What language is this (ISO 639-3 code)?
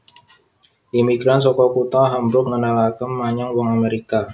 jav